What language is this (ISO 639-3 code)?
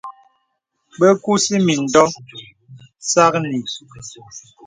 beb